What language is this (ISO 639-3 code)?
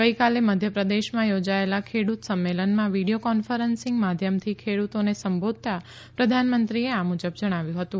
guj